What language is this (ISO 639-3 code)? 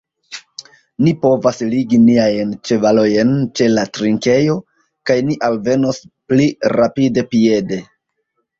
epo